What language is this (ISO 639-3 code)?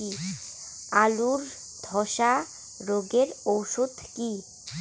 ben